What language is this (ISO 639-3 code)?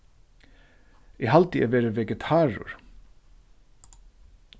fao